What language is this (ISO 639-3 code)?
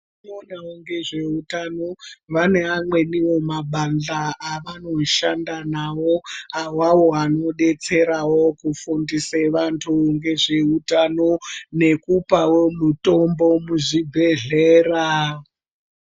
ndc